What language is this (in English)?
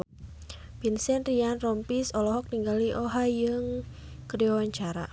Sundanese